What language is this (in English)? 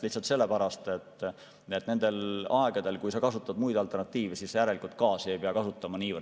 Estonian